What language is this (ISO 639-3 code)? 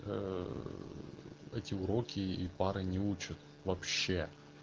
rus